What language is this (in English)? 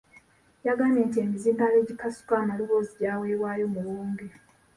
Ganda